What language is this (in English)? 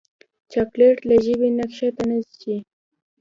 Pashto